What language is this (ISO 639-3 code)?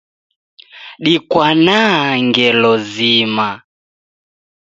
dav